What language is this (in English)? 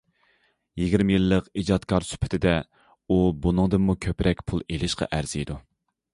Uyghur